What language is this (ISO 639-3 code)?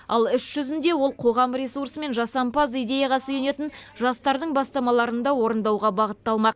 kaz